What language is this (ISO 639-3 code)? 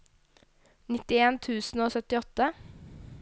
nor